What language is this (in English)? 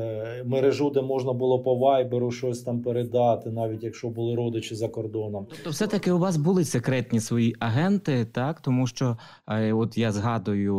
Ukrainian